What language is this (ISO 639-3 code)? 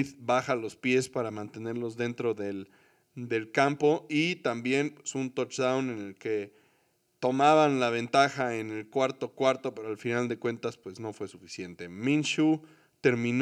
spa